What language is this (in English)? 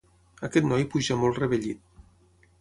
Catalan